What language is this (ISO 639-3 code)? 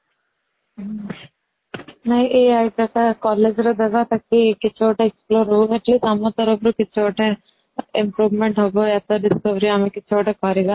ori